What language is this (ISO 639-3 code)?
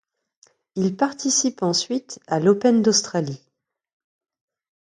fra